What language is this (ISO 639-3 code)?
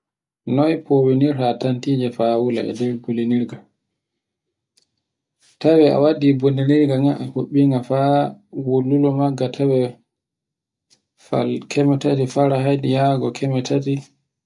fue